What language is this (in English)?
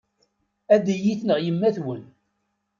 Kabyle